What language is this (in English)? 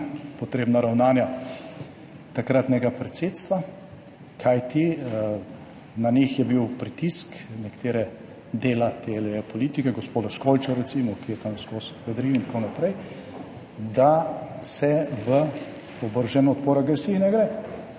Slovenian